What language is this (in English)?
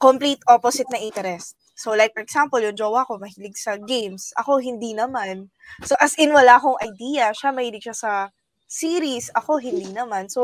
Filipino